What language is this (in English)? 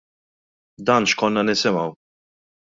Maltese